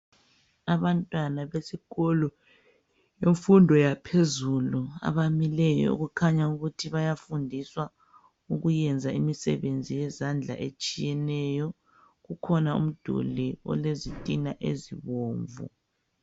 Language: North Ndebele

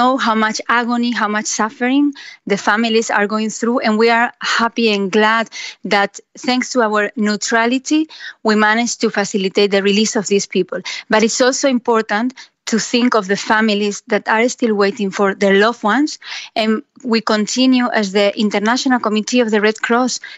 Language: Hebrew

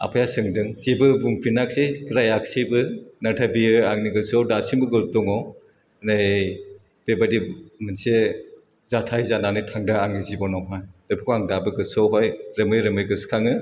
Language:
Bodo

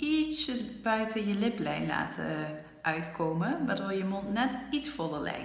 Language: Dutch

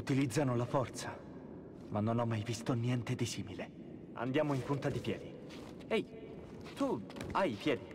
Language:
Italian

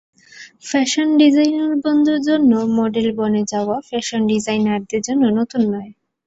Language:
Bangla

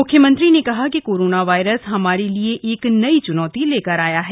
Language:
Hindi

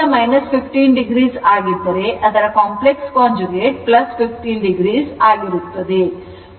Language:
Kannada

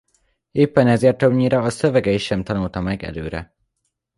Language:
Hungarian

